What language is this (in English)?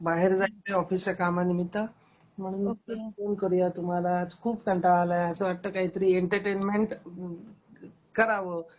Marathi